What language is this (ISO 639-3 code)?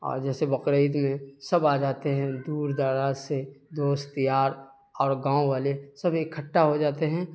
urd